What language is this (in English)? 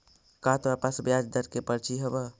Magahi